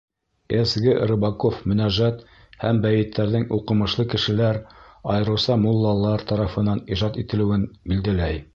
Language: Bashkir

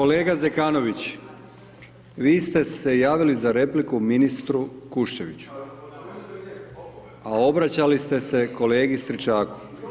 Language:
Croatian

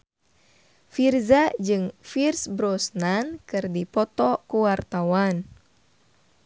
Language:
Sundanese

